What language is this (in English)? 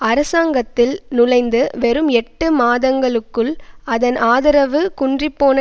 Tamil